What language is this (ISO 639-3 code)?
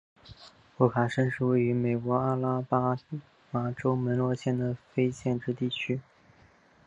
zho